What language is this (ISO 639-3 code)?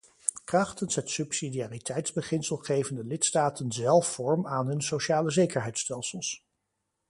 nld